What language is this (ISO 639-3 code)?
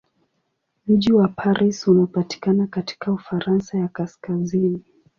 swa